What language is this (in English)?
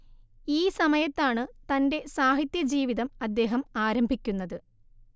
Malayalam